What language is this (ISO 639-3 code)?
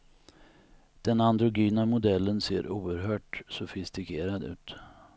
swe